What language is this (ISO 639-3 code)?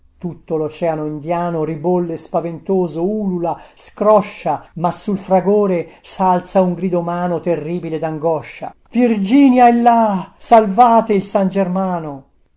ita